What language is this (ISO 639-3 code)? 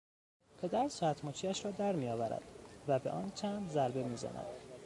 fas